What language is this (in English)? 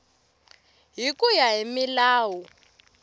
Tsonga